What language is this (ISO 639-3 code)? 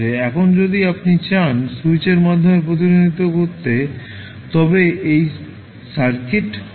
ben